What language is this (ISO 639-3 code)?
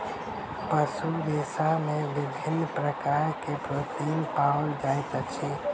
mai